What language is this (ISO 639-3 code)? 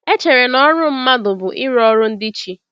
ibo